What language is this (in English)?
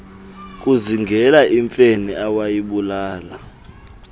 Xhosa